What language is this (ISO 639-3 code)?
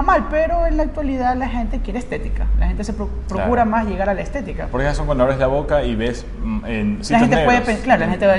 spa